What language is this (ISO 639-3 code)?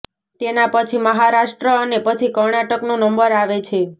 guj